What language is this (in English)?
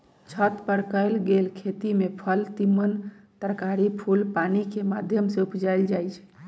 Magahi